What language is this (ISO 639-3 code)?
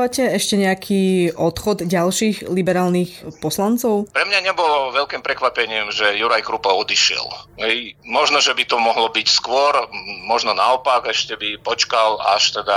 slk